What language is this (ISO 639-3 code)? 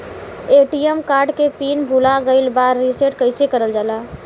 bho